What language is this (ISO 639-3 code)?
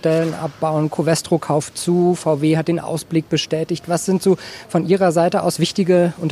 deu